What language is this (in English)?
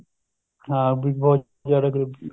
Punjabi